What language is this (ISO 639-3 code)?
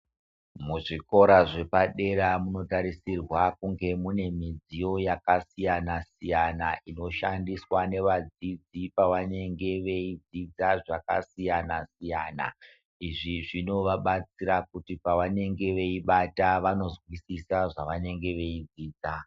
ndc